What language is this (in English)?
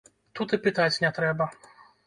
Belarusian